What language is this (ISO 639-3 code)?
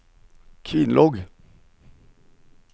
nor